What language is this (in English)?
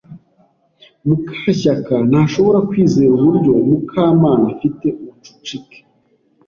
Kinyarwanda